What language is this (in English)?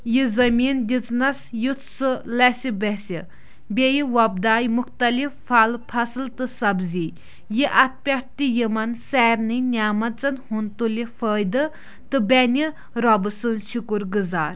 Kashmiri